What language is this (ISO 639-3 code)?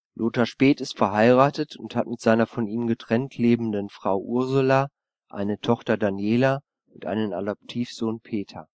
deu